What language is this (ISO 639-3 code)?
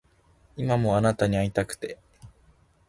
jpn